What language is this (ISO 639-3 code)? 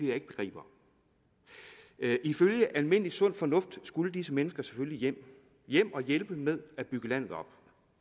dan